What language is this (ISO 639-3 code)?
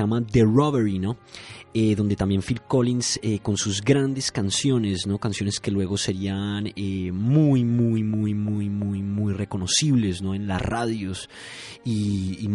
spa